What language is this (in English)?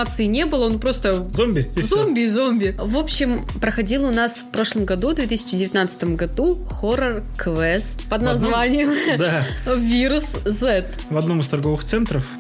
Russian